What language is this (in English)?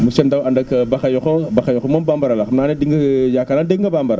Wolof